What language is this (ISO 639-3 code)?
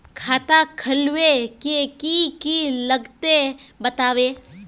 mag